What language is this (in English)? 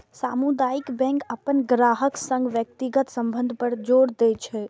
Maithili